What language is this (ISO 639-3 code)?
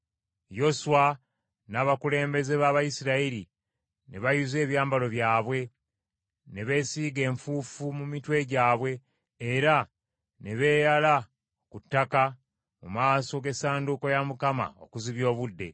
lug